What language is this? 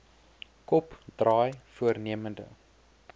Afrikaans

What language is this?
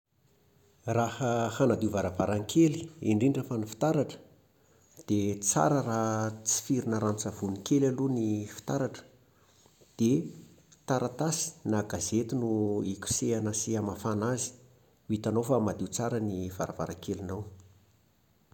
Malagasy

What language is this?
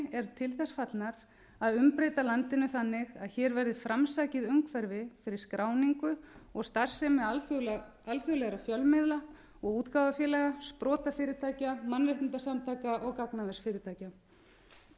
Icelandic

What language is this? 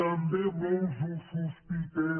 Catalan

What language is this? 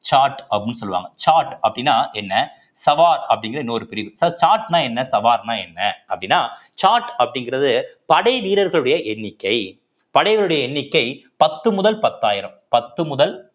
Tamil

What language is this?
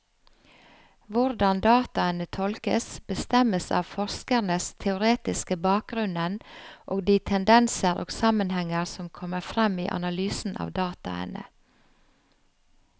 Norwegian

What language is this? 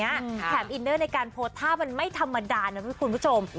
Thai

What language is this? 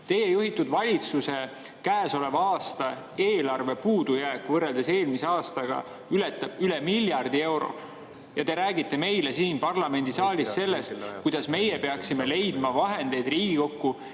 Estonian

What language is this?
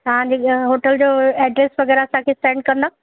Sindhi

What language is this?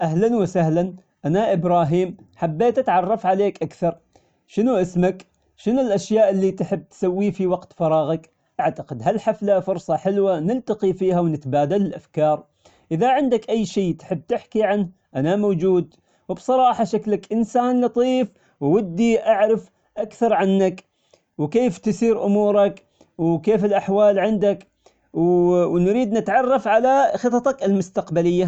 Omani Arabic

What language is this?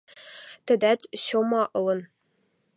Western Mari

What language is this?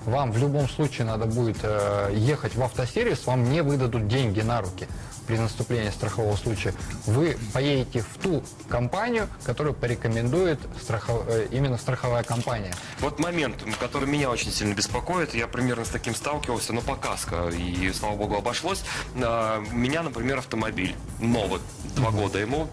Russian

